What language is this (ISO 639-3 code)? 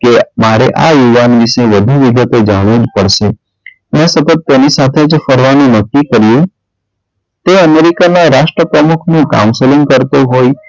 guj